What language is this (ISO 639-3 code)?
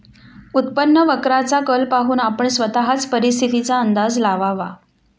mar